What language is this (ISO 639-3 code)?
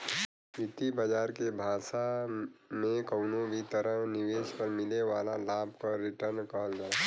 bho